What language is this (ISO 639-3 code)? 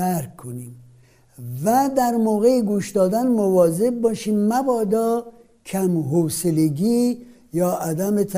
fas